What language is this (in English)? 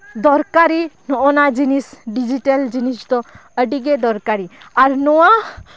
Santali